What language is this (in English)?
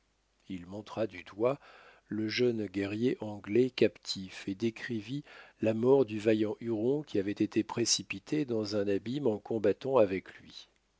French